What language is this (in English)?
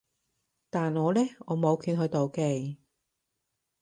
Cantonese